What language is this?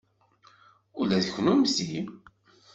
Kabyle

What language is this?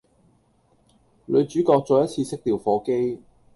Cantonese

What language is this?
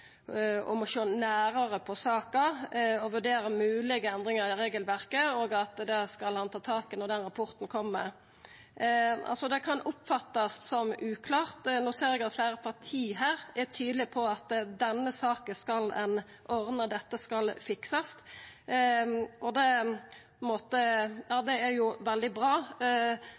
Norwegian Nynorsk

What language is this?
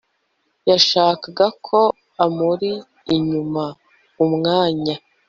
Kinyarwanda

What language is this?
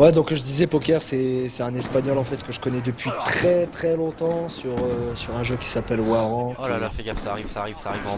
French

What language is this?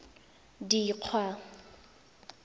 Tswana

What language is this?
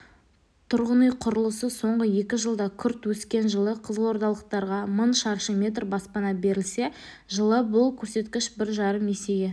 Kazakh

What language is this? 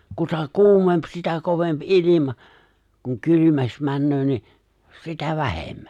Finnish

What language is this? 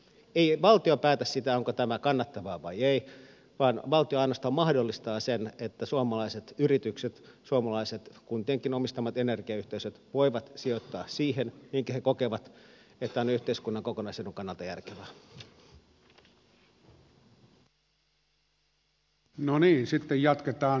Finnish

